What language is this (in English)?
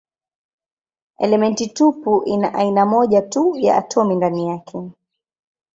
Swahili